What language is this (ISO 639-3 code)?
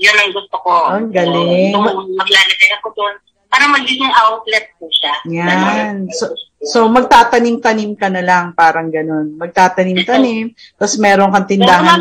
fil